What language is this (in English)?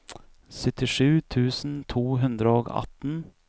Norwegian